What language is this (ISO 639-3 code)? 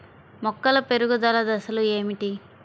tel